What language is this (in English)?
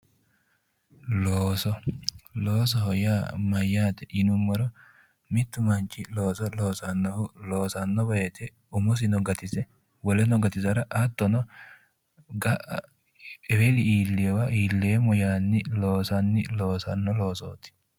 Sidamo